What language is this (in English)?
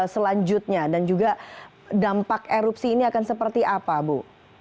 Indonesian